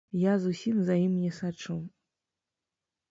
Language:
Belarusian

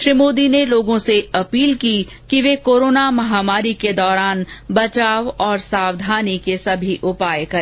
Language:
Hindi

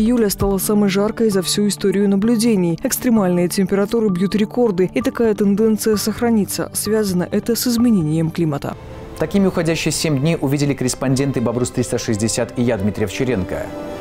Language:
Russian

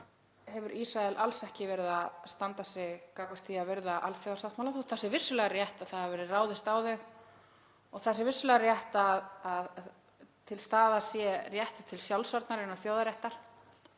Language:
Icelandic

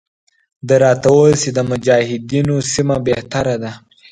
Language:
Pashto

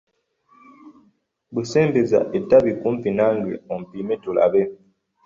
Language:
Ganda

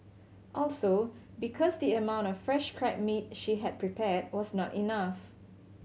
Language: English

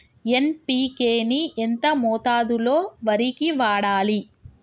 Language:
Telugu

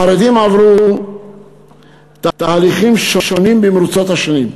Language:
Hebrew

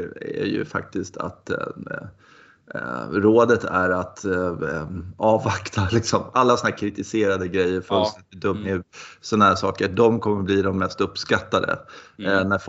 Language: Swedish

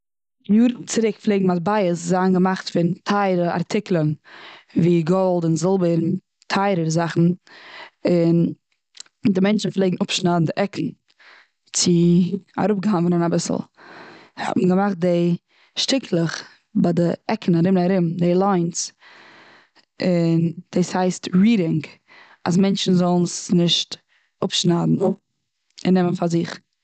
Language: Yiddish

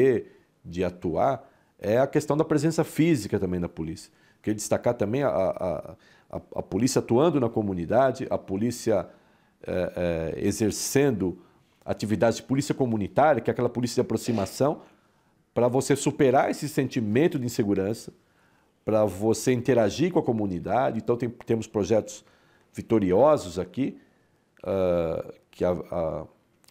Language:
Portuguese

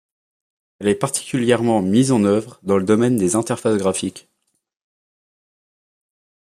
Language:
French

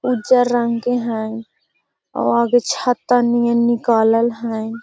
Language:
Magahi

